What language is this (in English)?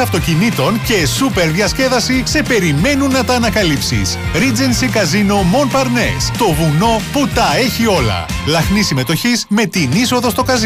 Greek